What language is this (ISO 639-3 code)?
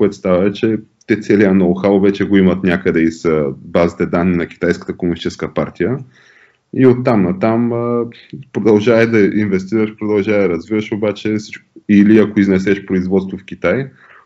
bul